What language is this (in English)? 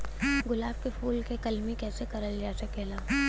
Bhojpuri